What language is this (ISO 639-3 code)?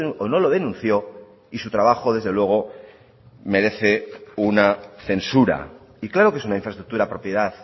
spa